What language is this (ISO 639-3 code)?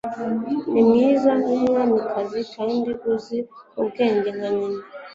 kin